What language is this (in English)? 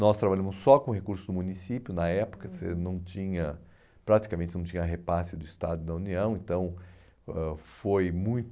Portuguese